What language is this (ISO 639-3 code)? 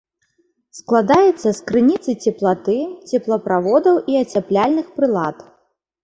bel